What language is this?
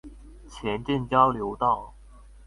Chinese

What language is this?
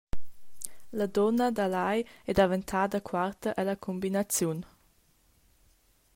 Romansh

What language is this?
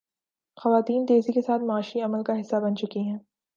Urdu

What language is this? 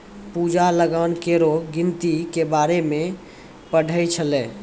Maithili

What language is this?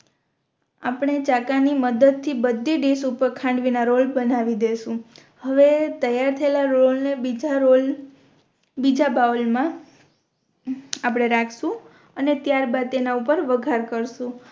Gujarati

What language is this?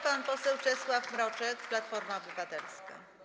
Polish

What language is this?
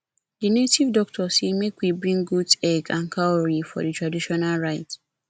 Nigerian Pidgin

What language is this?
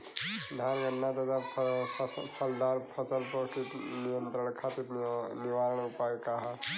Bhojpuri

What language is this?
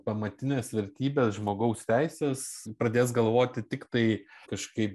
Lithuanian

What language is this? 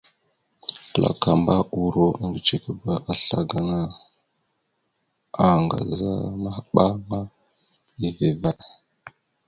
Mada (Cameroon)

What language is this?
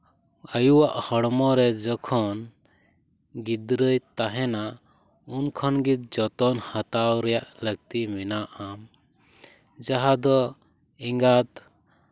Santali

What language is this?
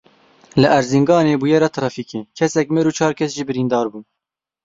Kurdish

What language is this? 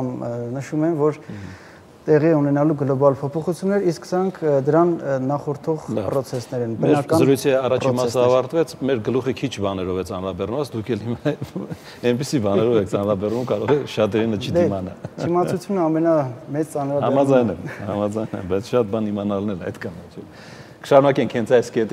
Romanian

